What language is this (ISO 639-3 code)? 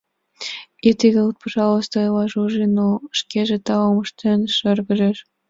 chm